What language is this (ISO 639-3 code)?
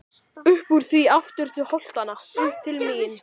isl